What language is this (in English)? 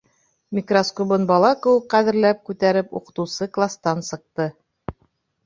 Bashkir